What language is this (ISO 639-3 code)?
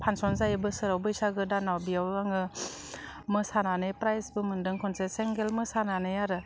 brx